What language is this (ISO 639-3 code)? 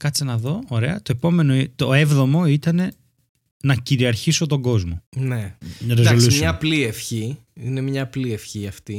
ell